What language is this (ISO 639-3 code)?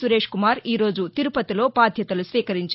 tel